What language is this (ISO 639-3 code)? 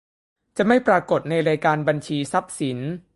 tha